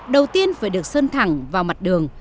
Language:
Vietnamese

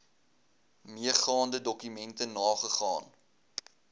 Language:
Afrikaans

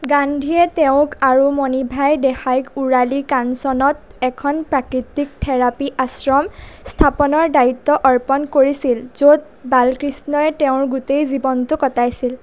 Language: Assamese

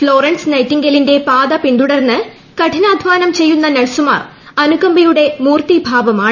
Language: Malayalam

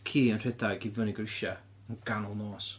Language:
Welsh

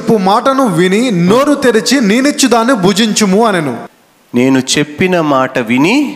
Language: Telugu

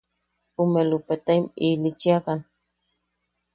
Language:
Yaqui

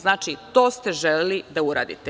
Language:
Serbian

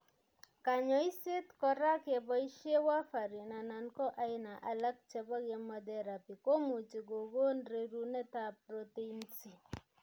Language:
Kalenjin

